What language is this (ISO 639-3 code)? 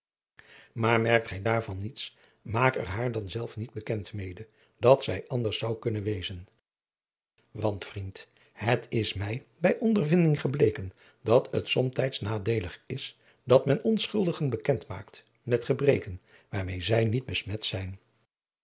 nld